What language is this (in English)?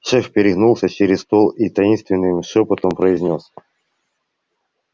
Russian